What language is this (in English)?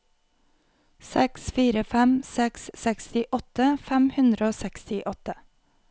Norwegian